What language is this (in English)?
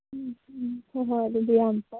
Manipuri